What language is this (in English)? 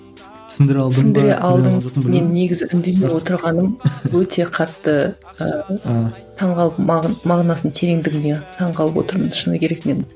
Kazakh